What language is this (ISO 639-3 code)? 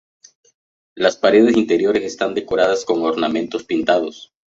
spa